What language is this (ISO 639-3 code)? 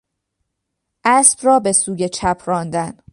fas